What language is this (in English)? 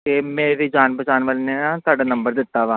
Punjabi